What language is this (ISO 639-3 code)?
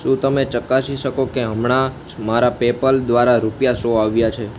guj